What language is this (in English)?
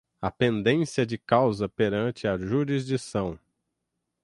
Portuguese